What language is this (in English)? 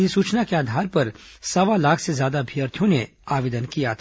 Hindi